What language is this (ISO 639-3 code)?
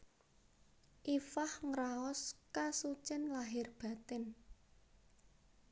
jav